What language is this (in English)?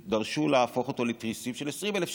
Hebrew